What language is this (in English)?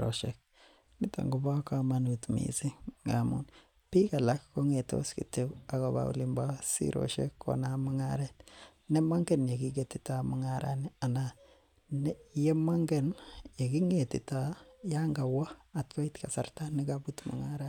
Kalenjin